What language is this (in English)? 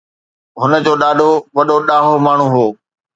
Sindhi